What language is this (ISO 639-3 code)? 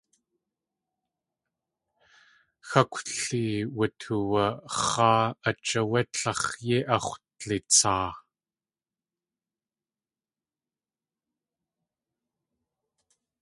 tli